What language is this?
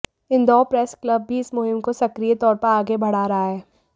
Hindi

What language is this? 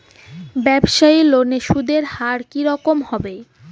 Bangla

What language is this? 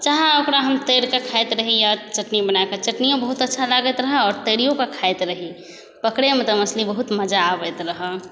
Maithili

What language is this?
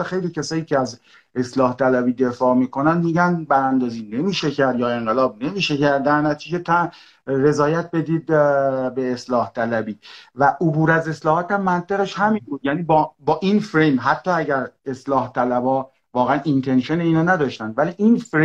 Persian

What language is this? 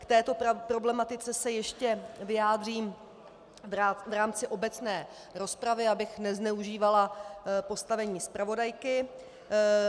Czech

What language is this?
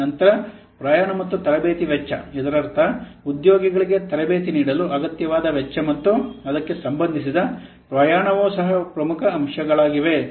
Kannada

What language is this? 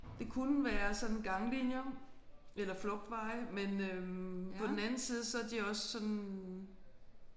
Danish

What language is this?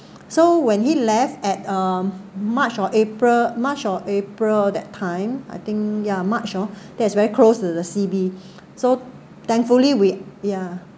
English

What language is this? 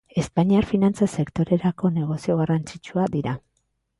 Basque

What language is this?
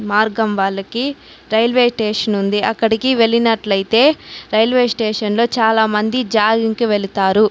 Telugu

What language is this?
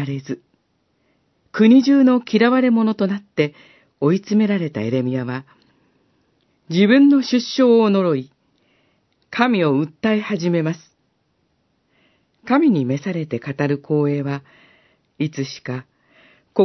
Japanese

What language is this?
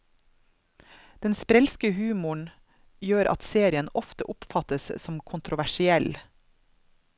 Norwegian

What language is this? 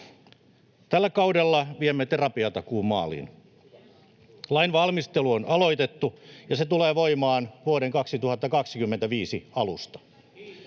Finnish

